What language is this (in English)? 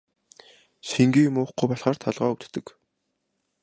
Mongolian